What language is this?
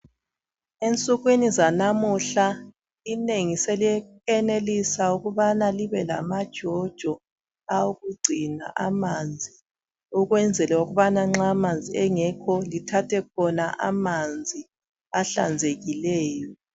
North Ndebele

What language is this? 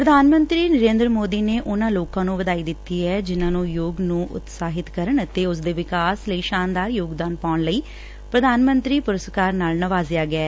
Punjabi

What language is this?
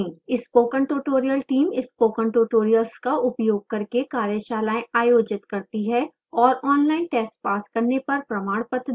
Hindi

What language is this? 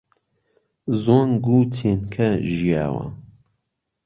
Central Kurdish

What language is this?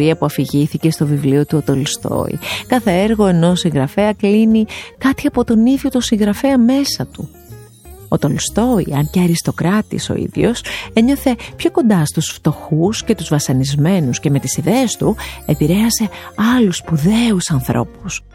Greek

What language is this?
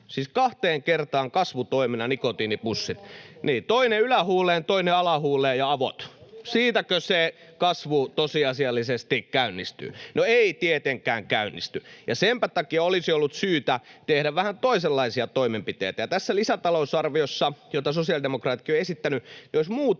Finnish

